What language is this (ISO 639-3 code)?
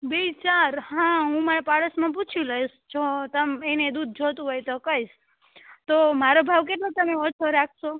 guj